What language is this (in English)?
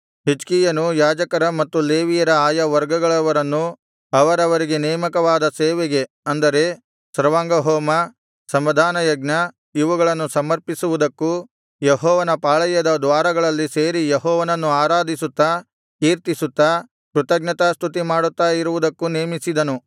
Kannada